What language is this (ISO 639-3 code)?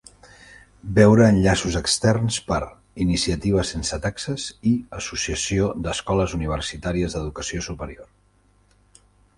cat